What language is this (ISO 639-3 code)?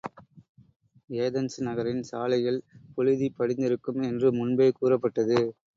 tam